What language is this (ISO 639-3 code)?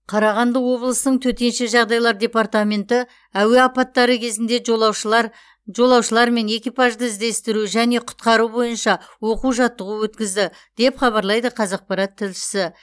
kaz